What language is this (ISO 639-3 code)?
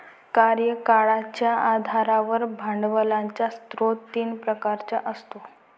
mar